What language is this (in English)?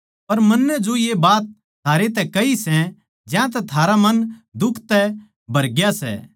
Haryanvi